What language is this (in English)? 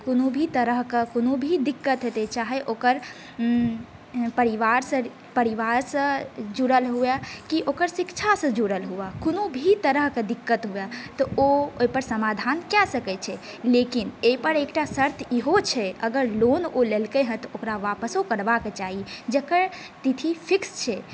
Maithili